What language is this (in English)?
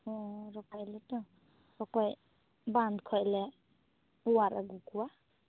Santali